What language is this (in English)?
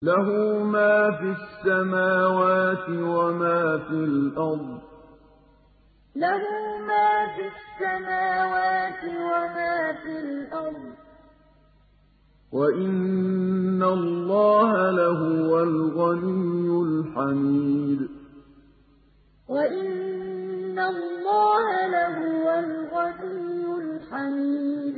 Arabic